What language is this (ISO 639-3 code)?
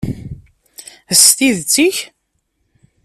kab